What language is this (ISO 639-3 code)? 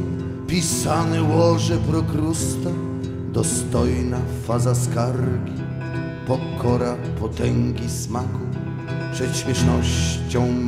pol